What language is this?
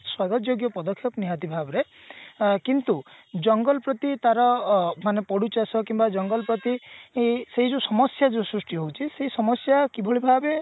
Odia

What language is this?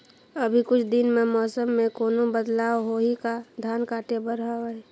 Chhattisgarhi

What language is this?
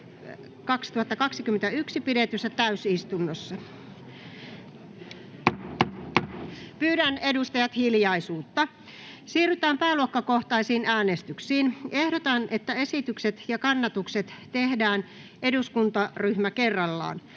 Finnish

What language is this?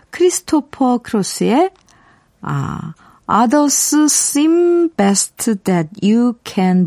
Korean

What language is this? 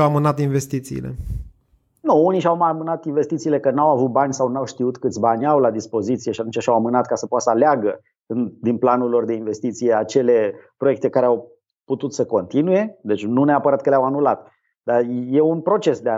Romanian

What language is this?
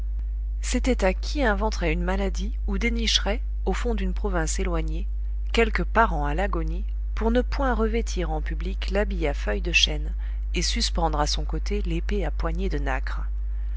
French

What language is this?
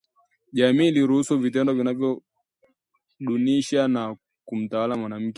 Swahili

